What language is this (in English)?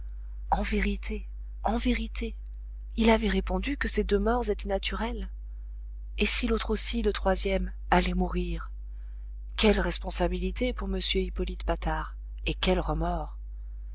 French